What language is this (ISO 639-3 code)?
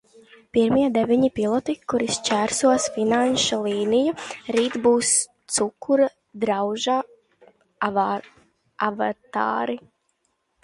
lav